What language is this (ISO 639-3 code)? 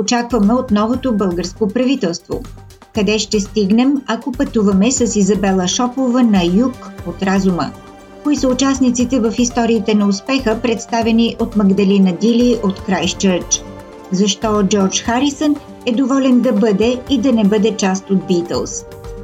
bul